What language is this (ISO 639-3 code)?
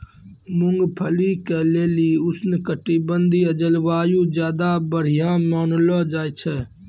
mai